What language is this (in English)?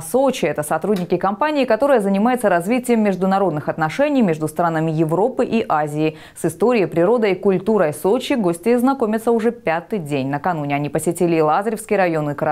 Russian